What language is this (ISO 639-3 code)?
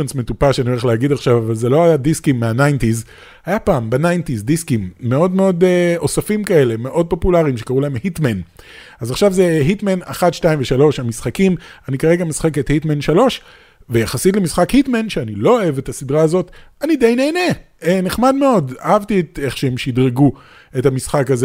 heb